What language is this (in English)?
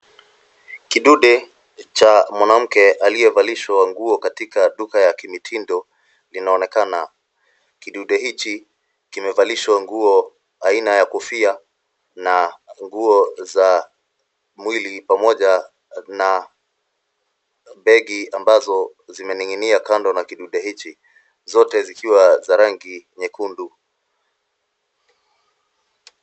Swahili